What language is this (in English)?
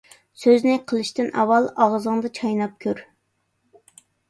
Uyghur